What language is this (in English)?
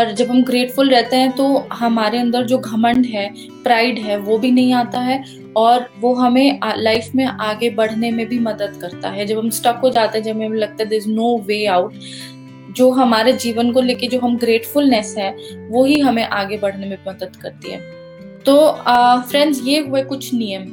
Hindi